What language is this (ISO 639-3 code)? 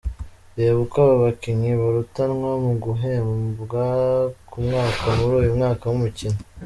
kin